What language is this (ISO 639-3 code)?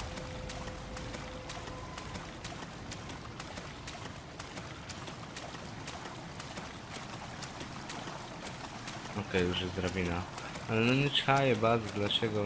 pol